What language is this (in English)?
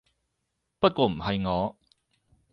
Cantonese